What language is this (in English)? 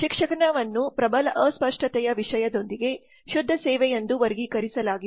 Kannada